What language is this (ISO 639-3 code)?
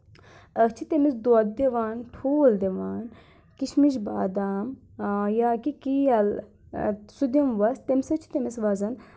kas